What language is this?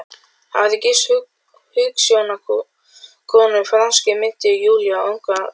Icelandic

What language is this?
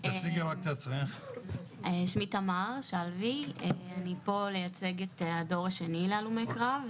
Hebrew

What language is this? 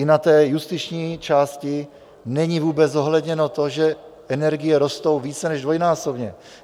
Czech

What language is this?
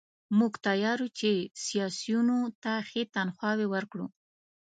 Pashto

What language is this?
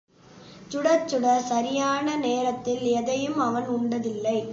Tamil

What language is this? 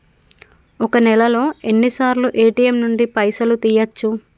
Telugu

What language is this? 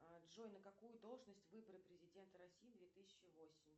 Russian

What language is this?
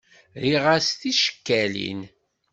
Kabyle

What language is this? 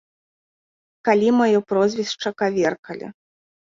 Belarusian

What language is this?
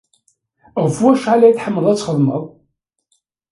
Kabyle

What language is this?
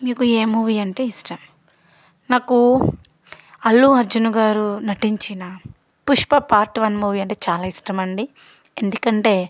Telugu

